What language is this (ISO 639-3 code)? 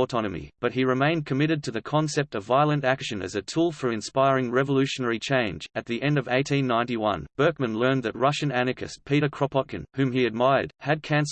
eng